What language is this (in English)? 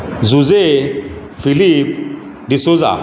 Konkani